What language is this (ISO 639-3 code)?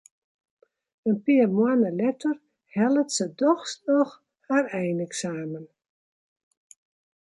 fry